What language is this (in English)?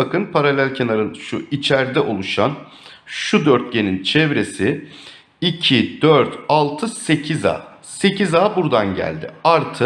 Turkish